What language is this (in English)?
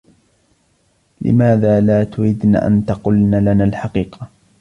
Arabic